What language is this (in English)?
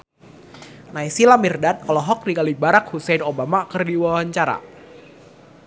Sundanese